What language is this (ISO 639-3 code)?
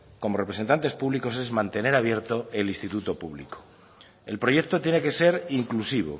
spa